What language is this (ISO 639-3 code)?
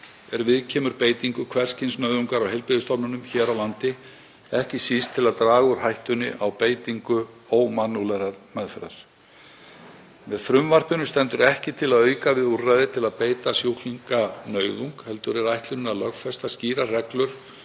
isl